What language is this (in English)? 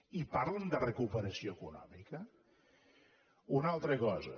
Catalan